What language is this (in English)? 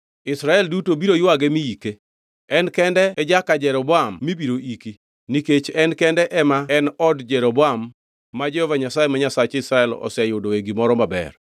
Luo (Kenya and Tanzania)